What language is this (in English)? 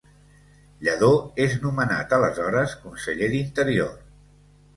Catalan